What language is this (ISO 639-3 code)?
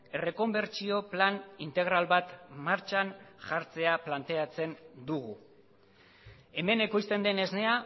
eus